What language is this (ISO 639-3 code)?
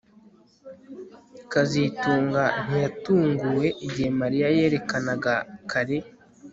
kin